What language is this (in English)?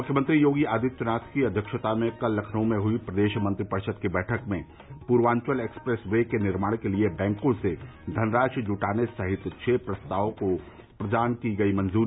Hindi